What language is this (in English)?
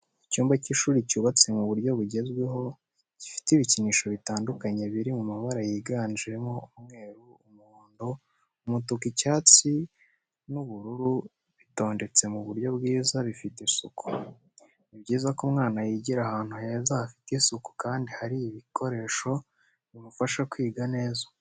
Kinyarwanda